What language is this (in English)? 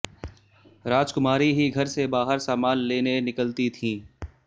Hindi